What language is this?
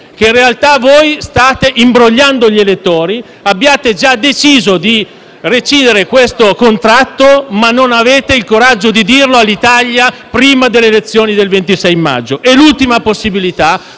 Italian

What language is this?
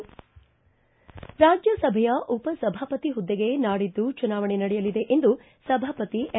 Kannada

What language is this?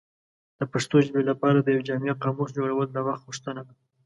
Pashto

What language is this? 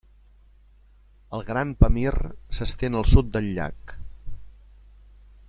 Catalan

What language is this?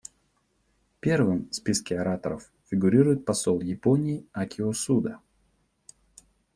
Russian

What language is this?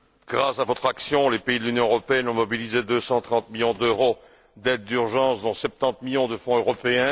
French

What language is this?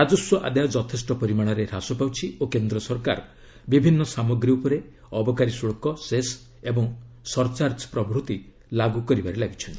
Odia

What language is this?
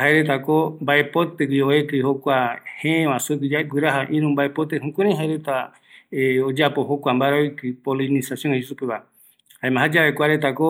Eastern Bolivian Guaraní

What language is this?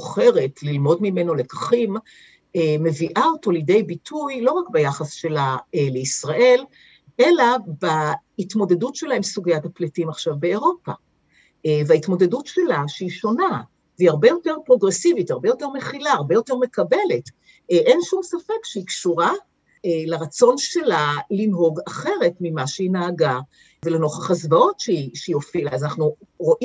Hebrew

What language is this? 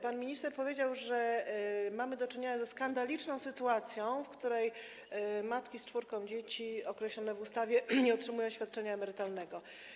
Polish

